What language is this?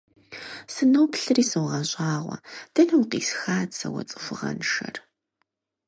Kabardian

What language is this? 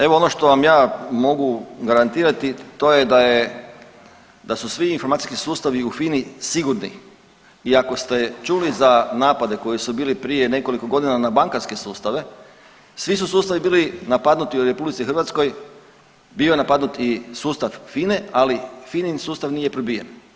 Croatian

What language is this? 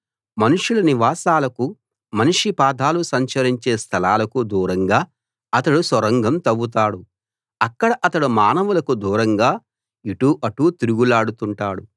Telugu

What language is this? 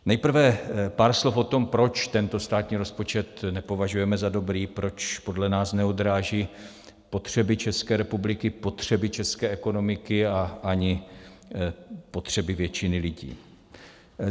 Czech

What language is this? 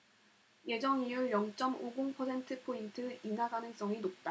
Korean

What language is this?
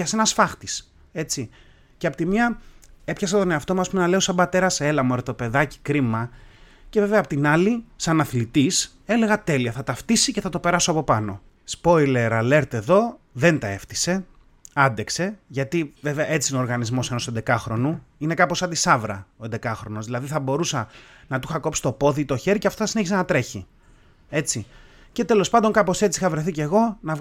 Greek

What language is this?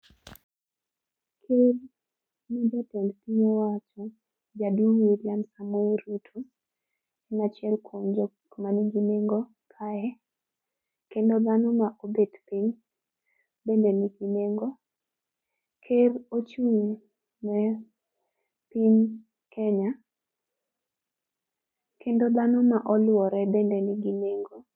Luo (Kenya and Tanzania)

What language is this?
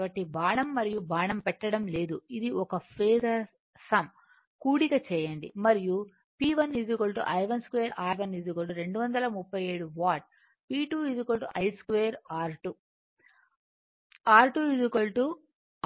Telugu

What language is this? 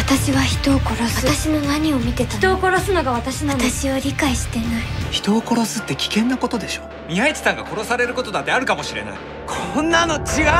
Japanese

